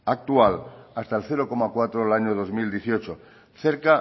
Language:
Spanish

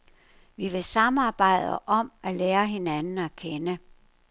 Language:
Danish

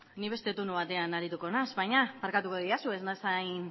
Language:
Basque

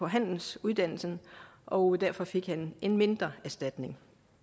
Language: Danish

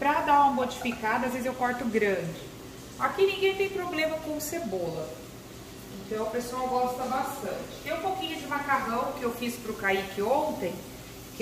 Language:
Portuguese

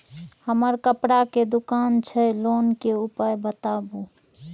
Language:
Maithili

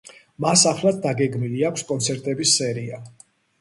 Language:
Georgian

